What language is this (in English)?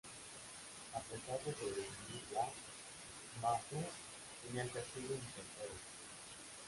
Spanish